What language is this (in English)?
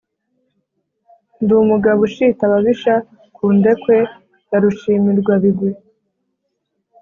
Kinyarwanda